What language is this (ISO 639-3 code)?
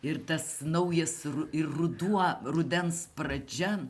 lit